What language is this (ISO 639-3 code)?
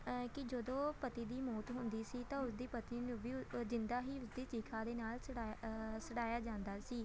pan